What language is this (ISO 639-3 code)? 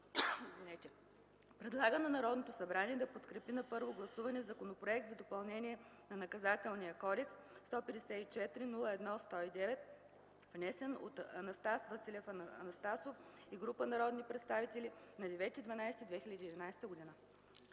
bul